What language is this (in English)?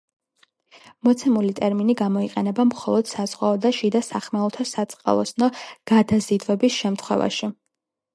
Georgian